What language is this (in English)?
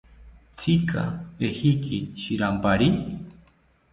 South Ucayali Ashéninka